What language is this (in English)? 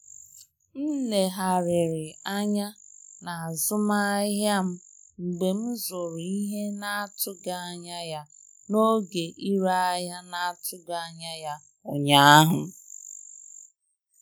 Igbo